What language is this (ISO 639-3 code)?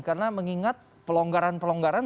ind